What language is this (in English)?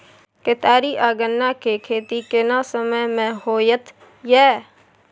Maithili